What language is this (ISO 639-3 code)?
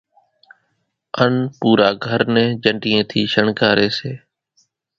gjk